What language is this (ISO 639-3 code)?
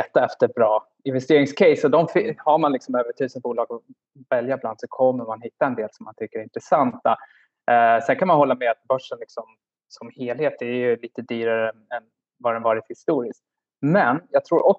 swe